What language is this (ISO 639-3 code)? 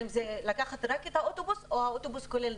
heb